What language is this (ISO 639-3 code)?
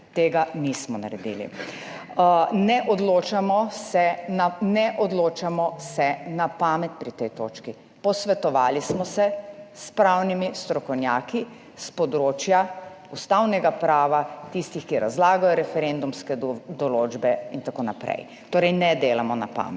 slv